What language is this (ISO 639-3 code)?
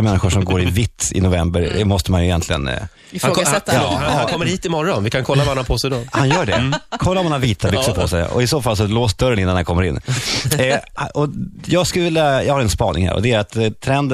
swe